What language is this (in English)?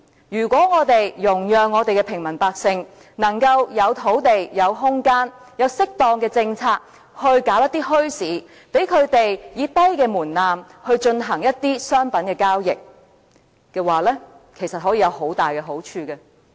Cantonese